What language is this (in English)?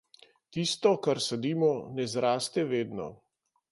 Slovenian